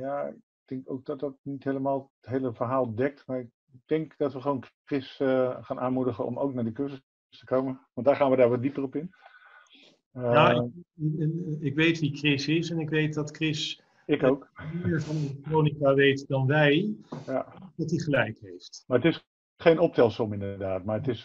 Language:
Dutch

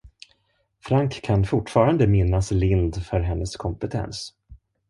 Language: Swedish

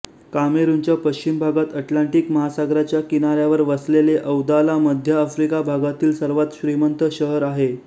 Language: Marathi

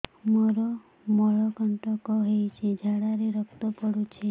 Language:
Odia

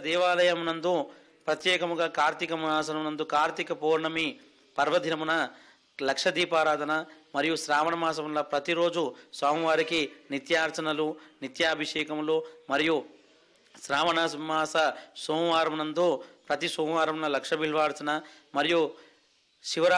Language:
Telugu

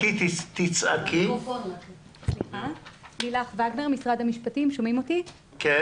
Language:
Hebrew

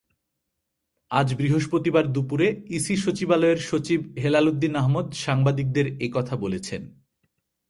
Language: Bangla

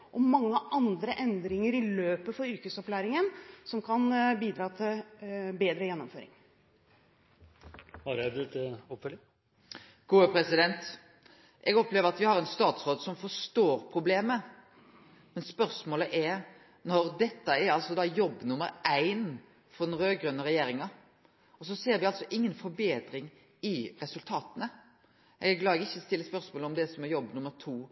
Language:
Norwegian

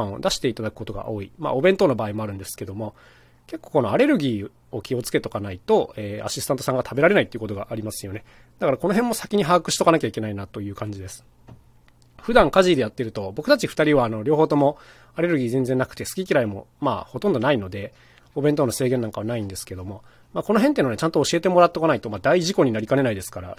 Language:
Japanese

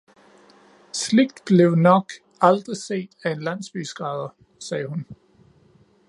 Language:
Danish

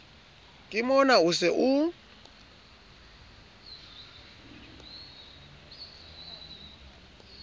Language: Southern Sotho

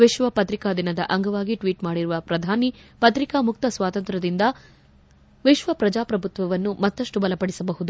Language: Kannada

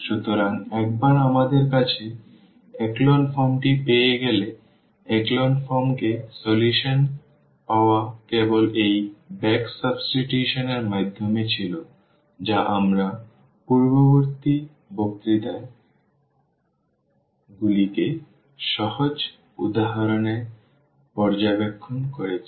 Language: Bangla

